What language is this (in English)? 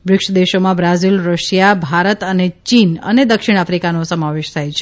Gujarati